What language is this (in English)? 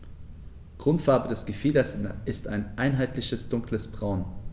German